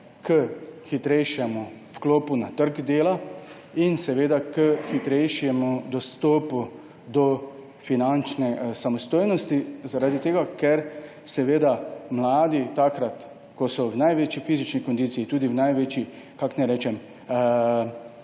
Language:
Slovenian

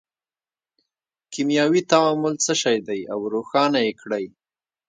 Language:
Pashto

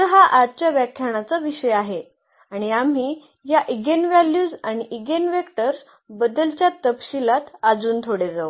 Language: Marathi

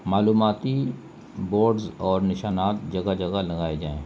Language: Urdu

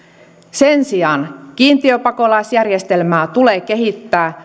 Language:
Finnish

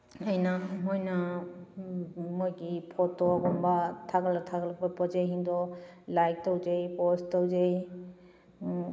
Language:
Manipuri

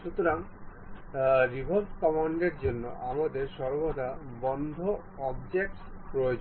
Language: Bangla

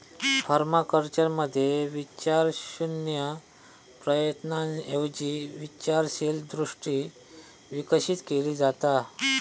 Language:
Marathi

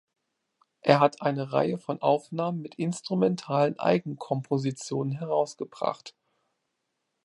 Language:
German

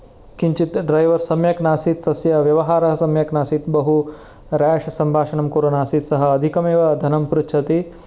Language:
Sanskrit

